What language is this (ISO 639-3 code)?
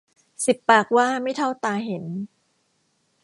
tha